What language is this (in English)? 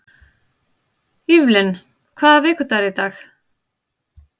Icelandic